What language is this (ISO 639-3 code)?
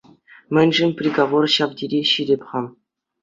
chv